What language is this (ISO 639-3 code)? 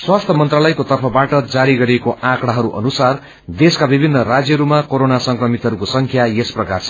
nep